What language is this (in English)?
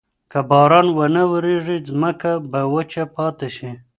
Pashto